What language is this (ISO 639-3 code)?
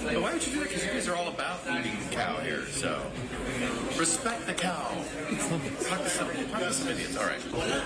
por